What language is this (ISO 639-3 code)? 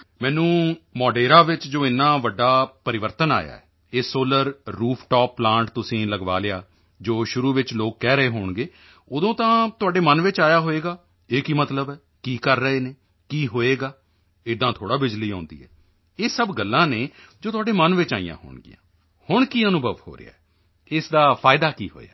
pan